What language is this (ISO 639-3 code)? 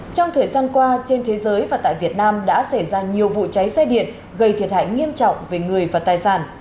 vie